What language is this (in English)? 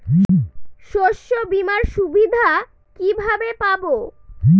Bangla